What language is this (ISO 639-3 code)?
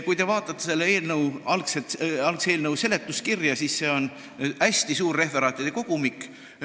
est